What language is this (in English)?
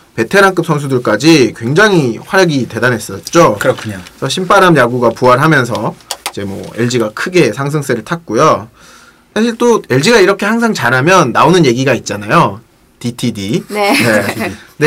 Korean